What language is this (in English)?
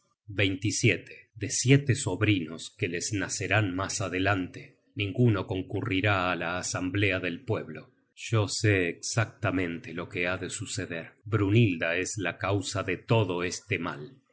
Spanish